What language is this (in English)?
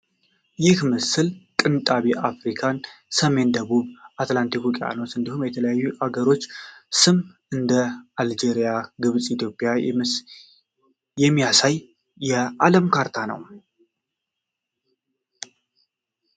Amharic